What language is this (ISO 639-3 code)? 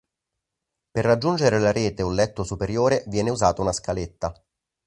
ita